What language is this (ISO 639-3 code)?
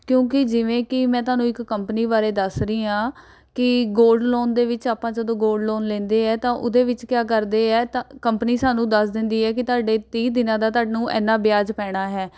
pan